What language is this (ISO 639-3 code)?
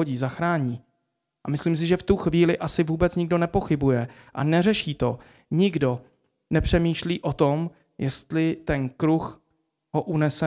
ces